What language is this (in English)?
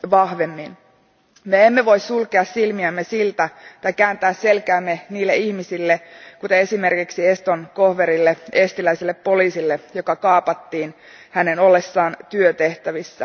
Finnish